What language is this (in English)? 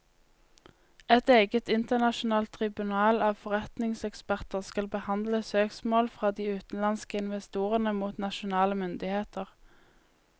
Norwegian